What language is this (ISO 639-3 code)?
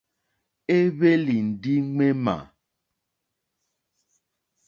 bri